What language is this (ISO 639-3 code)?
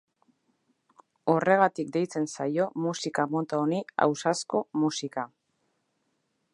eus